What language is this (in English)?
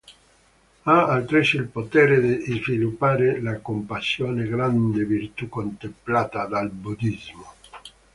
Italian